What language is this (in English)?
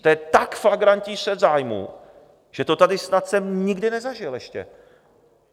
Czech